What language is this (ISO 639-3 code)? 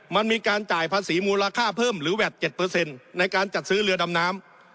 tha